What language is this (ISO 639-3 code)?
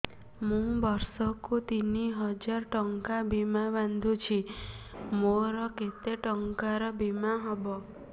ori